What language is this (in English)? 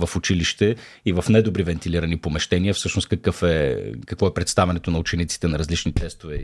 Bulgarian